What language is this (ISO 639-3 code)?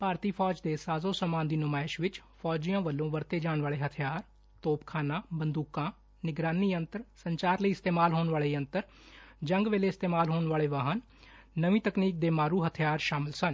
pan